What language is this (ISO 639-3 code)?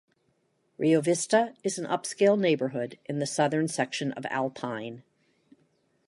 eng